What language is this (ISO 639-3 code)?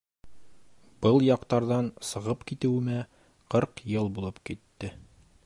bak